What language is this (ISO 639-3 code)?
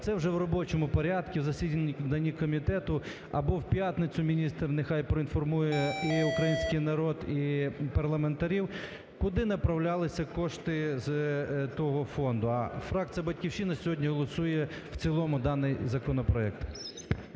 ukr